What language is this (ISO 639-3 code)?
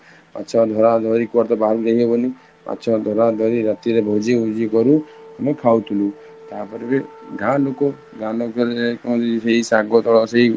ori